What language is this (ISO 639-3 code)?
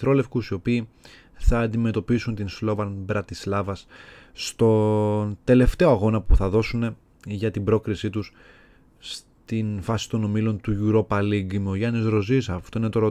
ell